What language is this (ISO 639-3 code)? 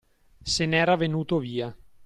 ita